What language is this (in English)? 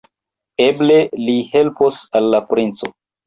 Esperanto